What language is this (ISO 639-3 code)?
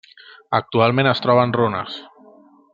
cat